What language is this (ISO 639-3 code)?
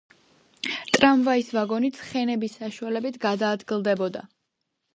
kat